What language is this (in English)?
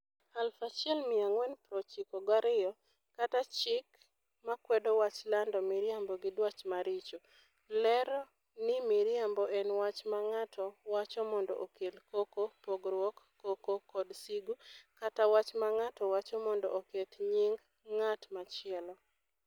Luo (Kenya and Tanzania)